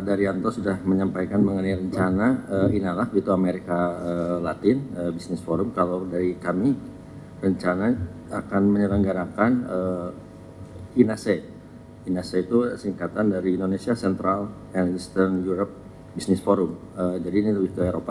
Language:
Indonesian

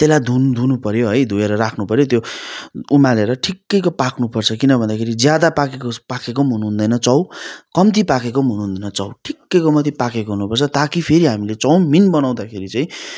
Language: Nepali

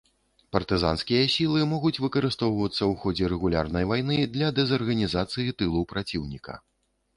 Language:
Belarusian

